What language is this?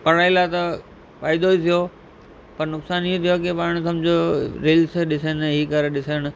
Sindhi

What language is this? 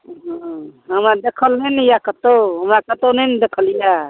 Maithili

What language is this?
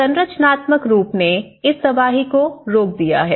Hindi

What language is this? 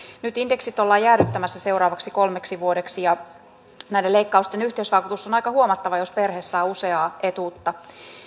Finnish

